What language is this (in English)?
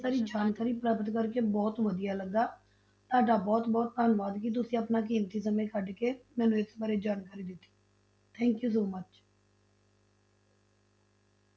Punjabi